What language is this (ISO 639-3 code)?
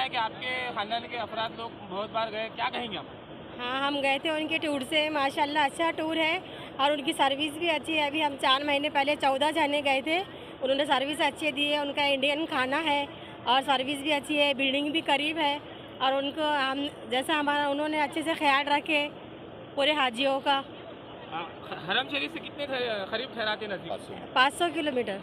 hin